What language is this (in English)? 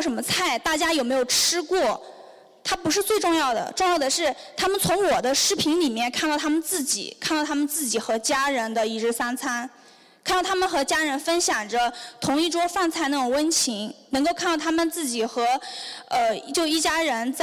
Chinese